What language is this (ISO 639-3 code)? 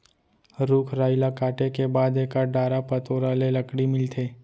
hne